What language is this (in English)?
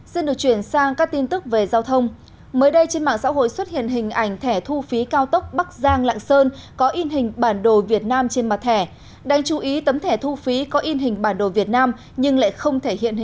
Vietnamese